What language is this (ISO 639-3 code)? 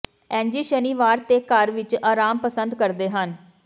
pan